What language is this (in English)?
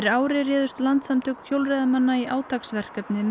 Icelandic